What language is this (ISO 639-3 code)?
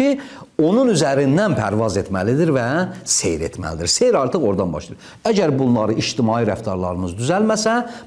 tur